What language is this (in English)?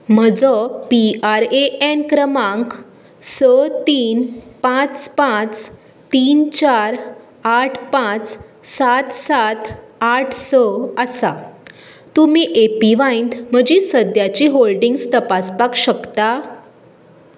Konkani